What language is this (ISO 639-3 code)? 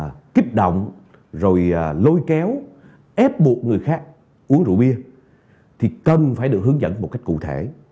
vie